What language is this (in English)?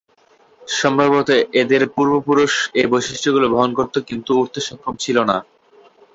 Bangla